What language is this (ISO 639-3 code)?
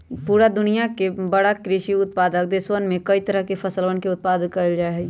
mag